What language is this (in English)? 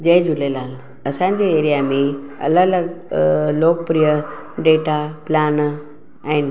Sindhi